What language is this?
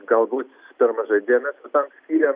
Lithuanian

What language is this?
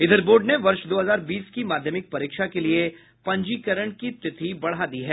Hindi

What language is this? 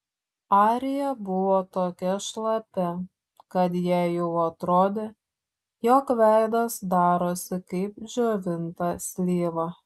Lithuanian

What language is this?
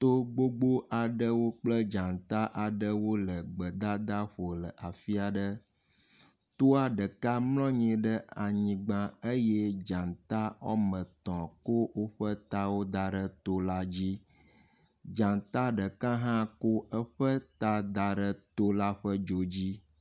Ewe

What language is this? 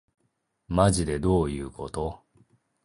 Japanese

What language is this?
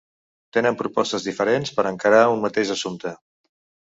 Catalan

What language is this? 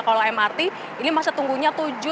Indonesian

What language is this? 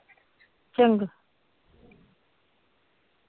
Punjabi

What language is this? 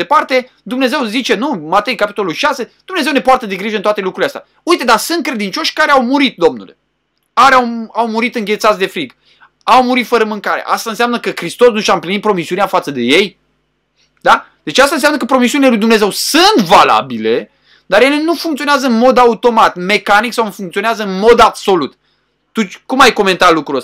Romanian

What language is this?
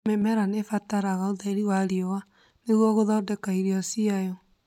Kikuyu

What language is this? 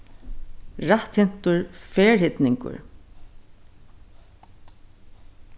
Faroese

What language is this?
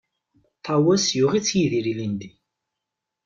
Kabyle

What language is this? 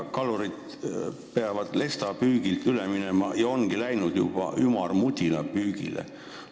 Estonian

